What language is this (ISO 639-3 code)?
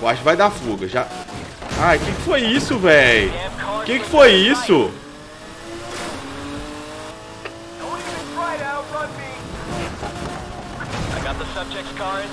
por